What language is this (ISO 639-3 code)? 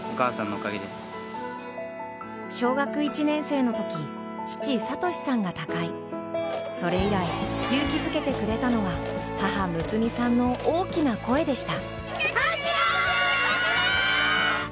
jpn